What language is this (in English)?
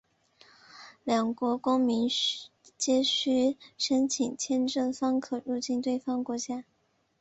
Chinese